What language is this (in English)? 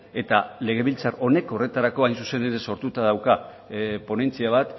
Basque